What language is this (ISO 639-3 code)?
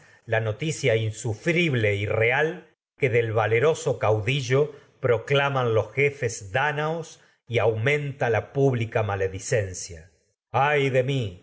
spa